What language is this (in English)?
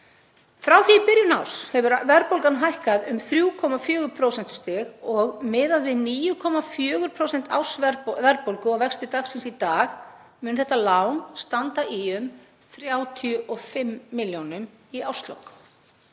Icelandic